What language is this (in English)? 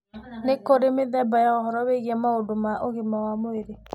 Kikuyu